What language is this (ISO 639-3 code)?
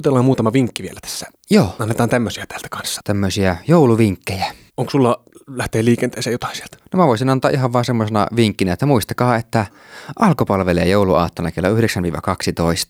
fin